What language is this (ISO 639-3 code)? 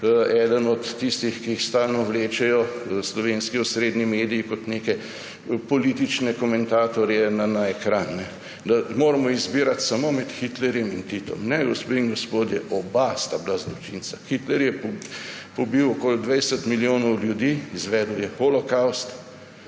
slv